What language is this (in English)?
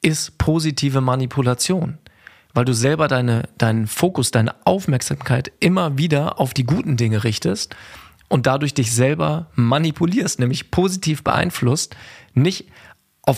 German